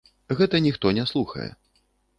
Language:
Belarusian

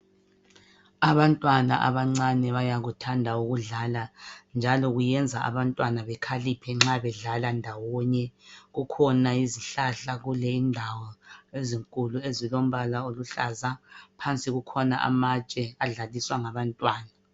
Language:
North Ndebele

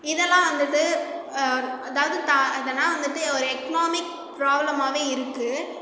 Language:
Tamil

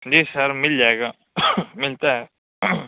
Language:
Urdu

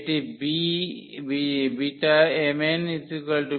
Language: Bangla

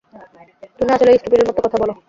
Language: Bangla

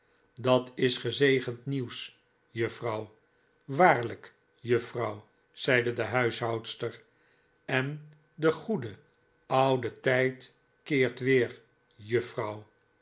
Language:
Dutch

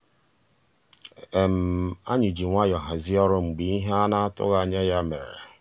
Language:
Igbo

